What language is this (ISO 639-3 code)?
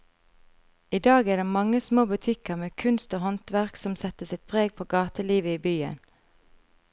nor